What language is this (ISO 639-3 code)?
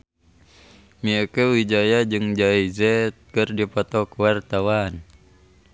sun